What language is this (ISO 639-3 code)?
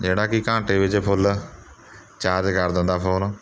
pan